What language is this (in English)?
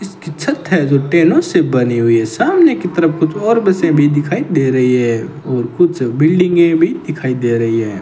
Hindi